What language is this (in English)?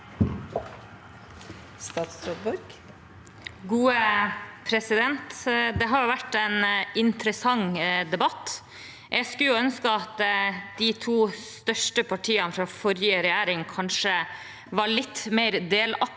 Norwegian